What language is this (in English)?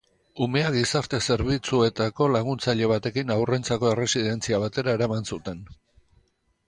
Basque